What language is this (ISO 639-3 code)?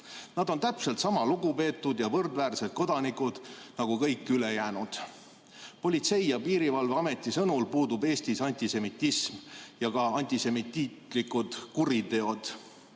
est